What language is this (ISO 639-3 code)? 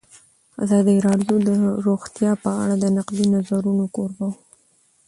pus